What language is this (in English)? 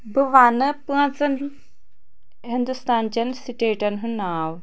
Kashmiri